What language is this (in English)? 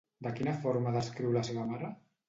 Catalan